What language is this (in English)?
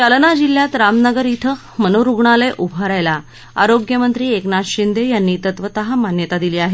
Marathi